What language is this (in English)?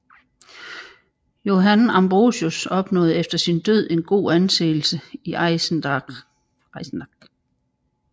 Danish